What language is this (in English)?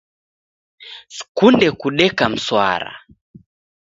Taita